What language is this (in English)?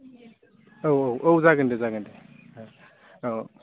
Bodo